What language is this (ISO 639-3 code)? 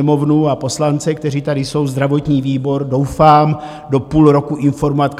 ces